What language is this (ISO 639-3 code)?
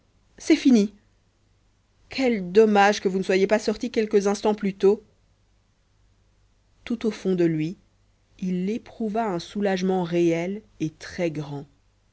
fra